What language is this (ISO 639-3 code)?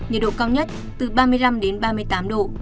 vie